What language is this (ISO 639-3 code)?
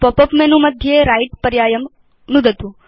san